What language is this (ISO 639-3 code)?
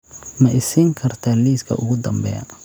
som